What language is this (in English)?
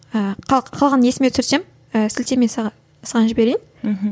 Kazakh